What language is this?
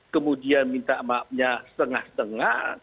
Indonesian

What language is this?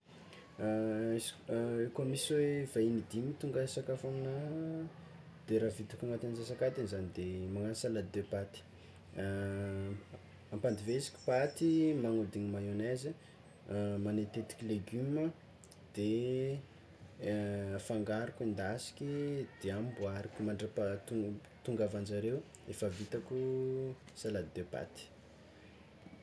Tsimihety Malagasy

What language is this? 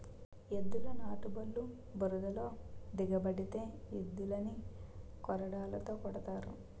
Telugu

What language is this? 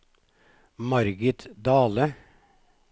Norwegian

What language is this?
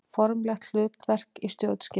Icelandic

